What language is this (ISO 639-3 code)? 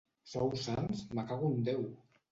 cat